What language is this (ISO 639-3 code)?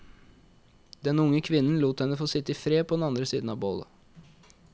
nor